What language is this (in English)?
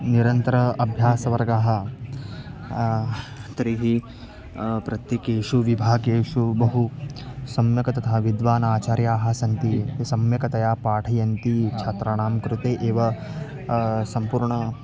Sanskrit